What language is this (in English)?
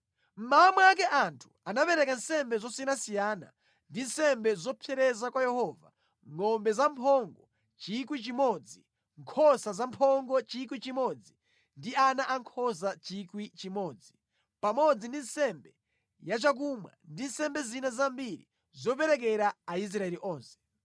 Nyanja